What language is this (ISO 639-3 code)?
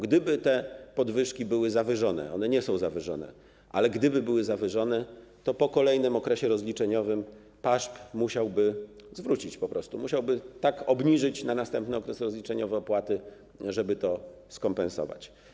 pol